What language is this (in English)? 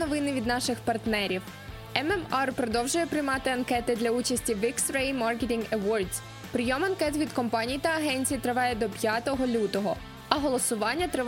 Ukrainian